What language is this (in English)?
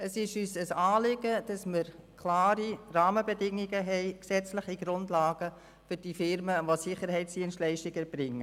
Swiss German